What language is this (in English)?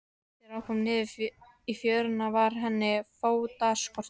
Icelandic